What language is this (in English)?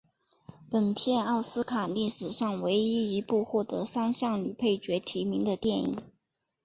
Chinese